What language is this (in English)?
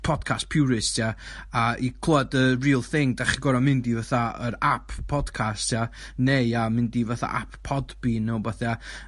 Welsh